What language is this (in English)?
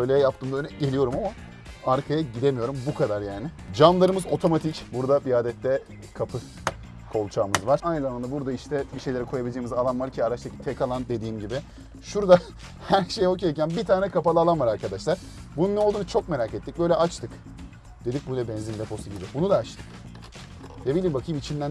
Turkish